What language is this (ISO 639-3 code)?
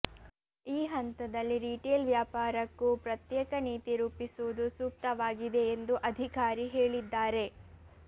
kan